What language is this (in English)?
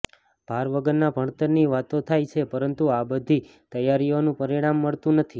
Gujarati